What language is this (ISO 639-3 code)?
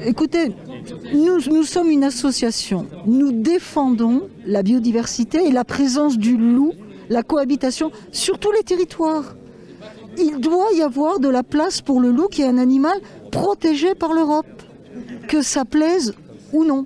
fra